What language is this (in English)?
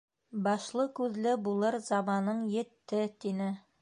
Bashkir